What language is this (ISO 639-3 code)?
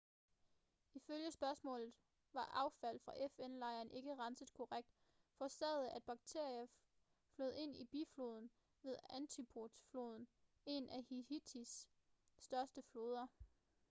dan